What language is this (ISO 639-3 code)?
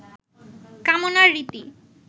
ben